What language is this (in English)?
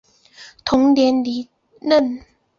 Chinese